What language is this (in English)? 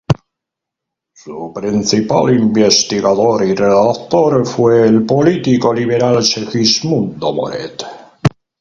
Spanish